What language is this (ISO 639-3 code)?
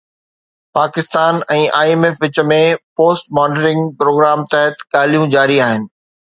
snd